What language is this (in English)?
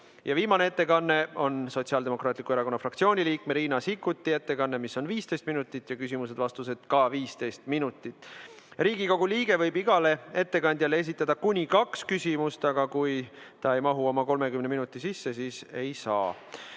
Estonian